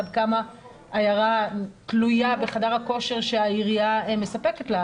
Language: Hebrew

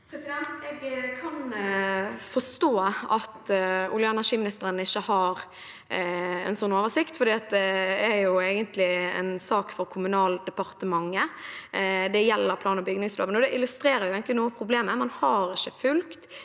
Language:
Norwegian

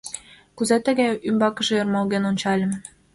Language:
Mari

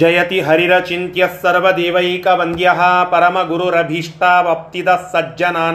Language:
Kannada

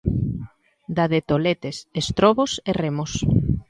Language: Galician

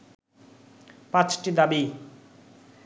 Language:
Bangla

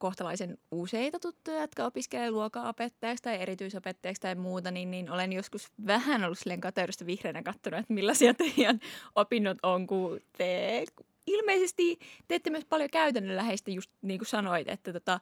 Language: Finnish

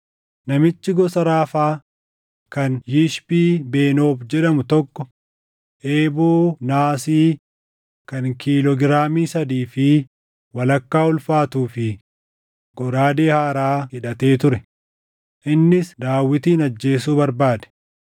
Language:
Oromo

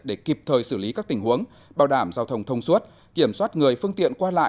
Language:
Vietnamese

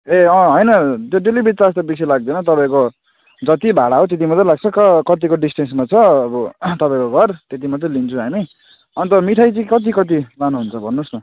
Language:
Nepali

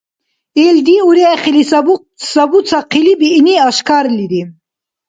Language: Dargwa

